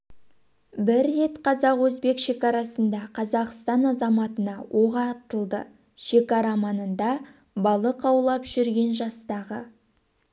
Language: Kazakh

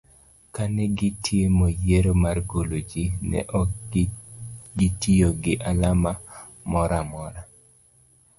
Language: Luo (Kenya and Tanzania)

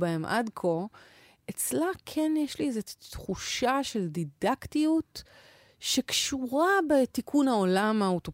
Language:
Hebrew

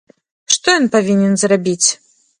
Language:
Belarusian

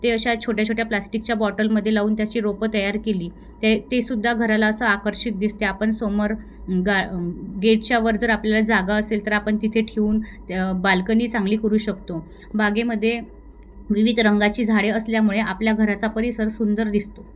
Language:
Marathi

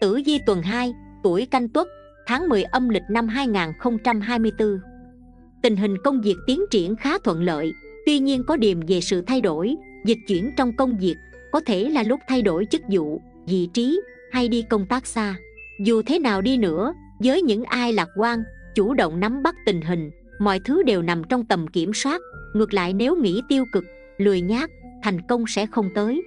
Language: Vietnamese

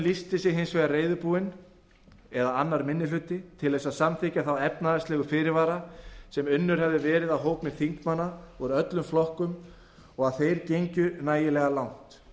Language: Icelandic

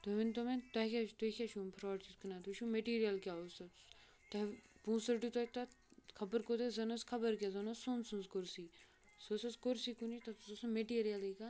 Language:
Kashmiri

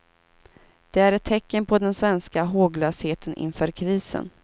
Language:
Swedish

